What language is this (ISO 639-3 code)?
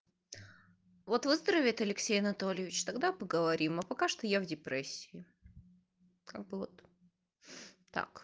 rus